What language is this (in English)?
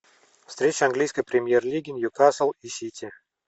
Russian